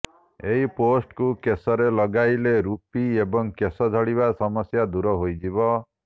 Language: Odia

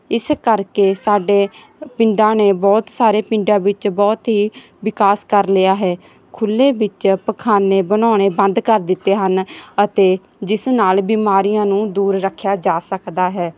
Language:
Punjabi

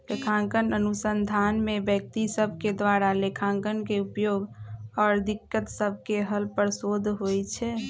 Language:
Magahi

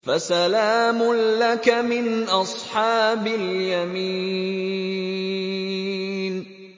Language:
Arabic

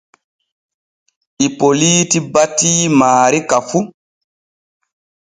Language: Borgu Fulfulde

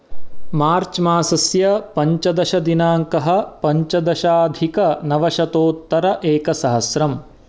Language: Sanskrit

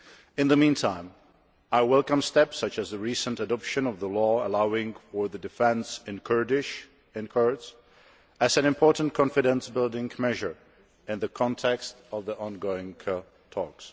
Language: English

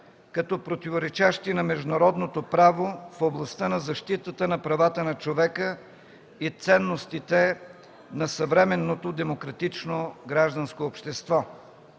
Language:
Bulgarian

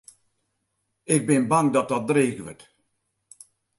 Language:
Western Frisian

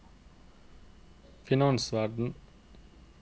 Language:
Norwegian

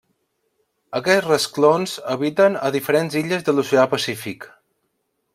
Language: Catalan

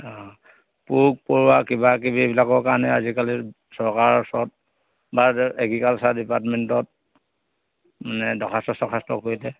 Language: Assamese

